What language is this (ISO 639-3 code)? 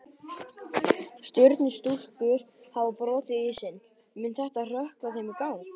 isl